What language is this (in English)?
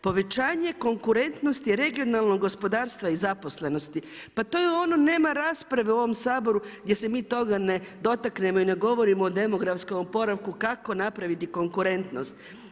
Croatian